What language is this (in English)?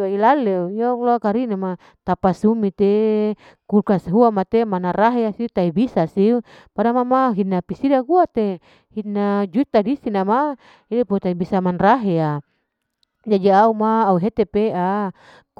Larike-Wakasihu